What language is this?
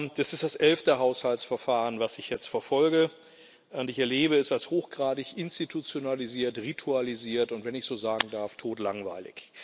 German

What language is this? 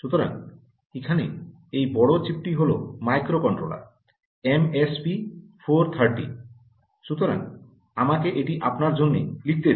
Bangla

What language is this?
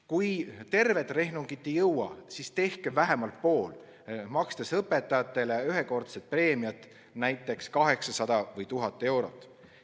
Estonian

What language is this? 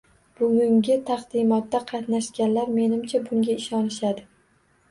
Uzbek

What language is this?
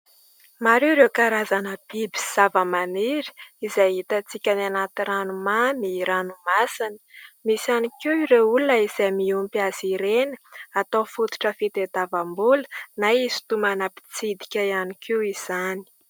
Malagasy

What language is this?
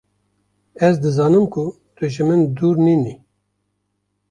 Kurdish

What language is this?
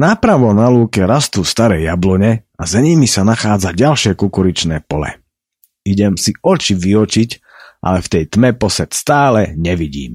Slovak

